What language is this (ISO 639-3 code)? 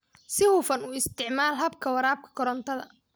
som